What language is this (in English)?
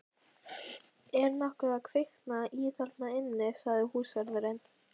Icelandic